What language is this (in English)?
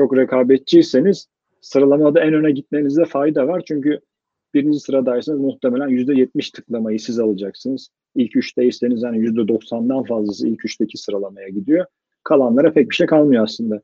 Turkish